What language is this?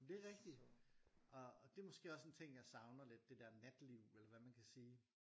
Danish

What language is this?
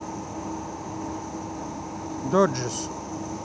Russian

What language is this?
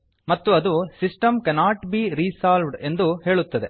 Kannada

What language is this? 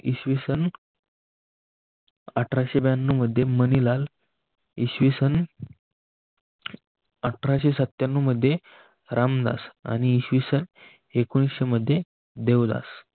Marathi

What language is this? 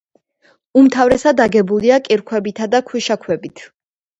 Georgian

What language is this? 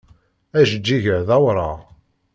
Kabyle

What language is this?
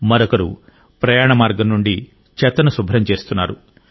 Telugu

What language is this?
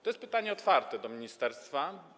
Polish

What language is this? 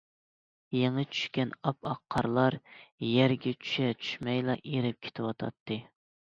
Uyghur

